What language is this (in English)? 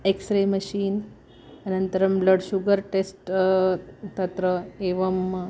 Sanskrit